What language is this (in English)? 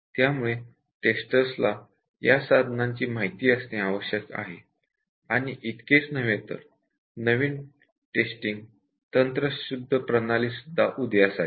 Marathi